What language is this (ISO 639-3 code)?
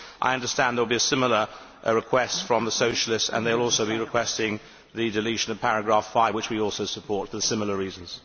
eng